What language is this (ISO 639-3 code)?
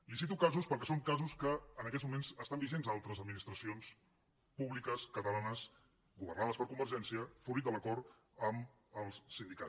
cat